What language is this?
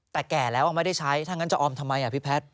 Thai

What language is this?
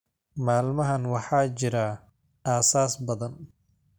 Somali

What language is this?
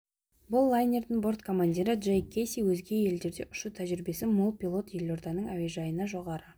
Kazakh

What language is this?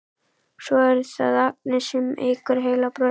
Icelandic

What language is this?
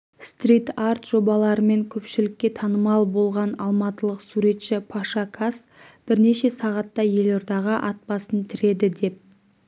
Kazakh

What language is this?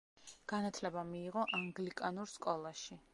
Georgian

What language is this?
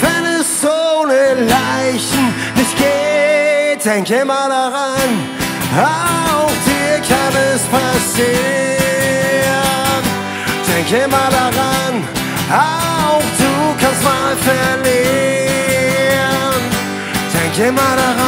Dutch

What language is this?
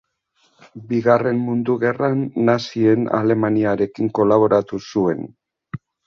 Basque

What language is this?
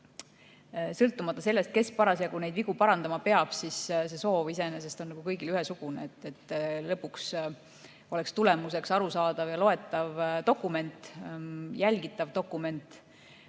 Estonian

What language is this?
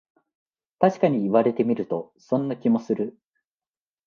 Japanese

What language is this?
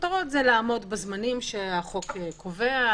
Hebrew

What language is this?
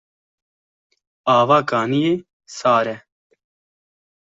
Kurdish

